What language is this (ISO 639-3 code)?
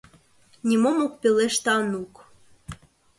chm